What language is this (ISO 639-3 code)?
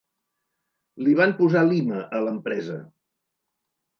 cat